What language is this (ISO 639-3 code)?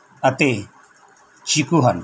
pan